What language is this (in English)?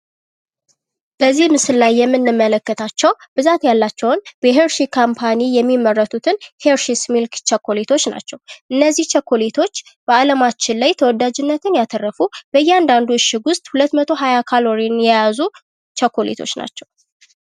Amharic